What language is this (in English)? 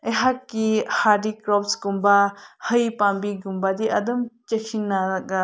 Manipuri